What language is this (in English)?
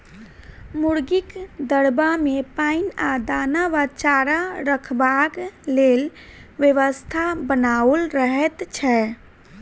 Maithili